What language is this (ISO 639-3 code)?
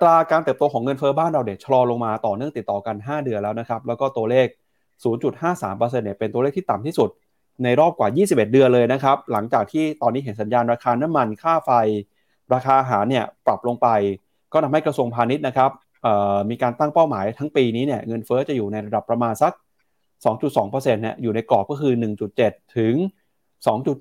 tha